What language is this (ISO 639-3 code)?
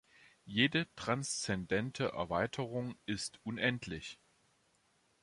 deu